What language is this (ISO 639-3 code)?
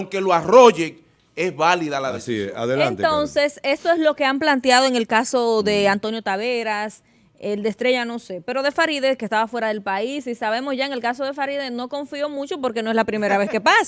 spa